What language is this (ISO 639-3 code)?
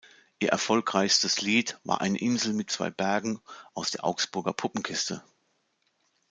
deu